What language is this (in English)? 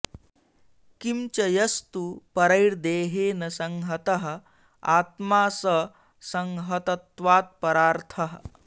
Sanskrit